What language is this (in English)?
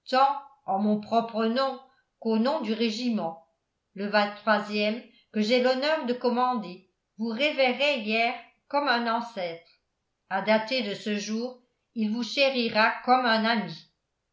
French